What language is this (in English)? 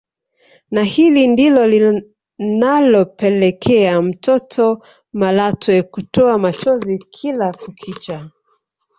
Swahili